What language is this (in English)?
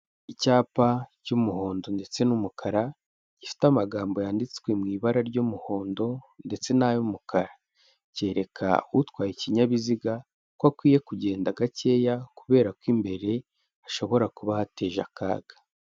Kinyarwanda